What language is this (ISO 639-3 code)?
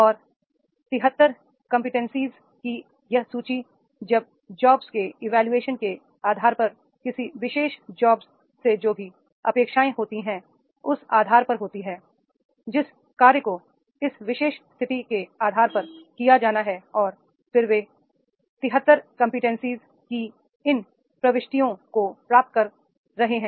hin